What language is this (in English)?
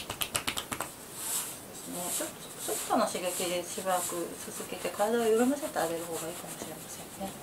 Japanese